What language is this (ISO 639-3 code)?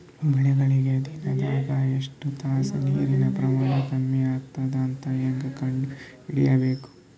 kan